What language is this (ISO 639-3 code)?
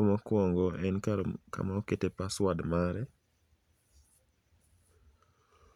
luo